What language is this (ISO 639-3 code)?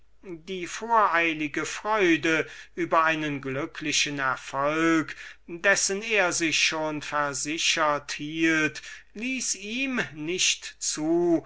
deu